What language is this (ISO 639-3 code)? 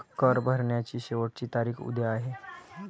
mar